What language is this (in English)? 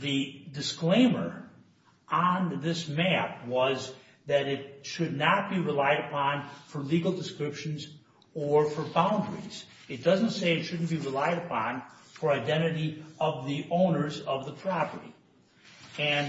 English